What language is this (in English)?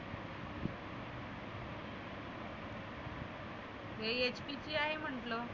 Marathi